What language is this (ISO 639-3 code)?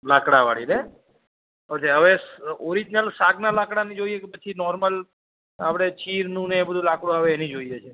guj